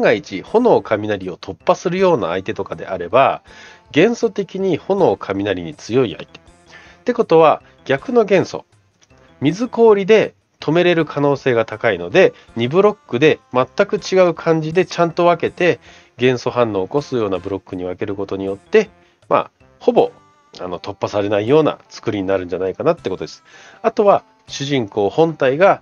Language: Japanese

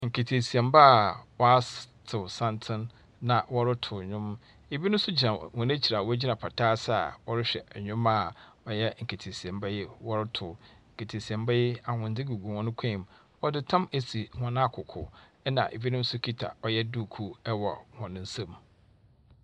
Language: Akan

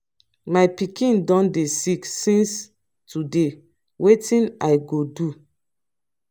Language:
Nigerian Pidgin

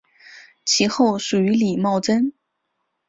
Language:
Chinese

